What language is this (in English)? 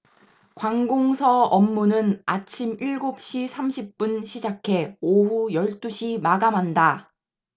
Korean